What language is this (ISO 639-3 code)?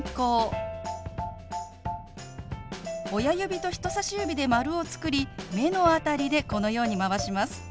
jpn